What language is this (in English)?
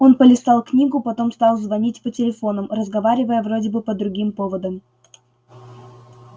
Russian